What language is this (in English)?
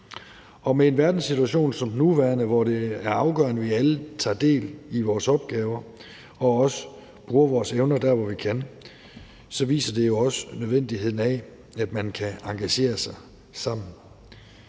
Danish